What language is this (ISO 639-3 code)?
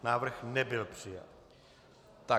ces